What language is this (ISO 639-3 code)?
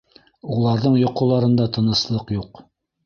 bak